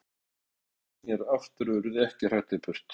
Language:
Icelandic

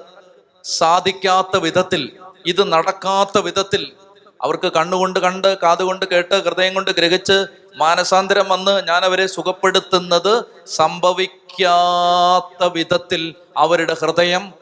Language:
Malayalam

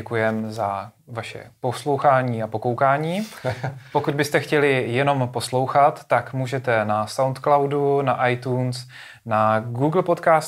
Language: Czech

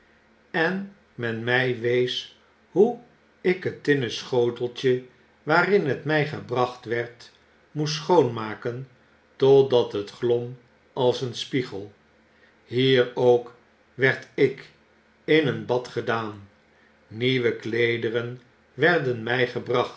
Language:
Dutch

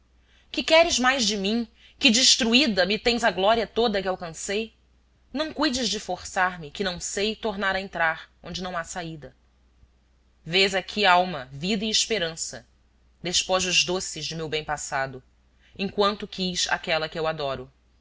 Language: Portuguese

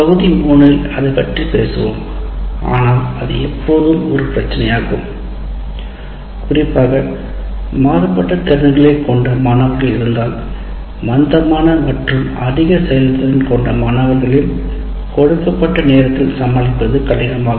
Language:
Tamil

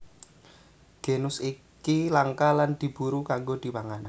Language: Javanese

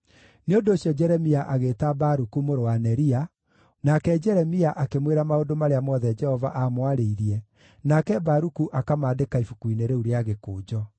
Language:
Kikuyu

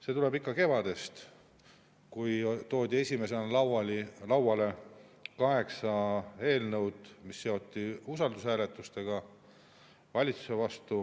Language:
Estonian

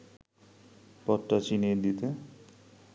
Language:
Bangla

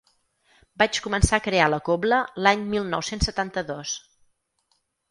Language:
Catalan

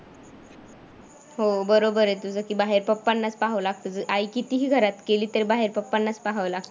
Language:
Marathi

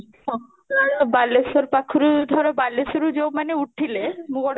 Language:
Odia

